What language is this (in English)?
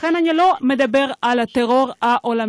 Hebrew